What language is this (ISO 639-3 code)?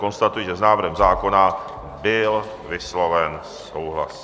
ces